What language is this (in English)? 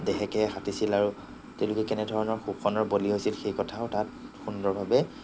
Assamese